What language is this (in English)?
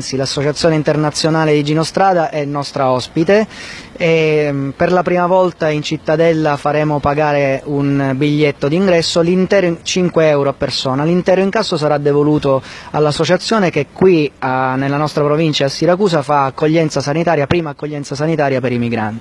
Italian